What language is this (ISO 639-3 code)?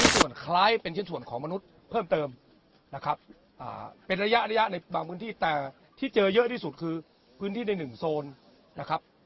tha